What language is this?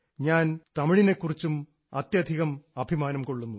Malayalam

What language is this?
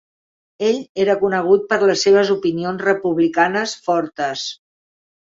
Catalan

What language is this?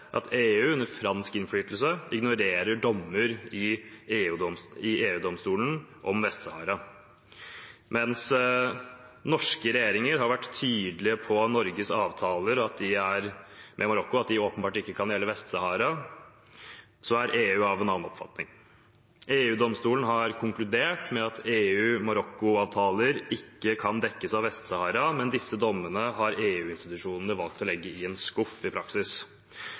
Norwegian Bokmål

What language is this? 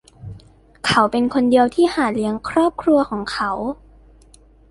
Thai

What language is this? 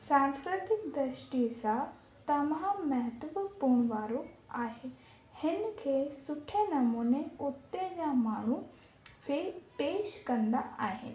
Sindhi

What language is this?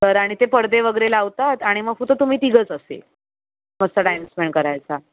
Marathi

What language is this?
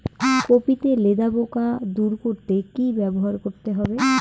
Bangla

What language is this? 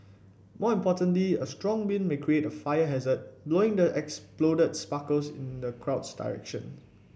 English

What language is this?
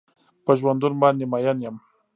Pashto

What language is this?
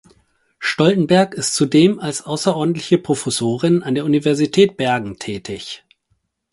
German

